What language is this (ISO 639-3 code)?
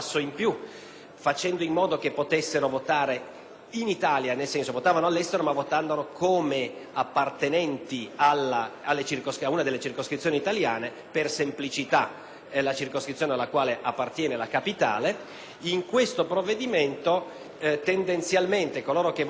ita